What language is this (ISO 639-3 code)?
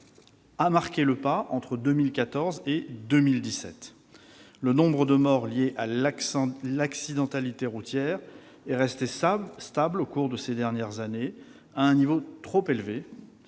fra